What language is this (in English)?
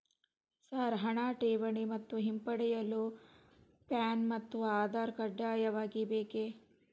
Kannada